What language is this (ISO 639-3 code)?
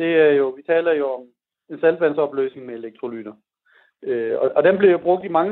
dan